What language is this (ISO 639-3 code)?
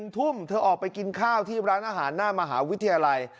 tha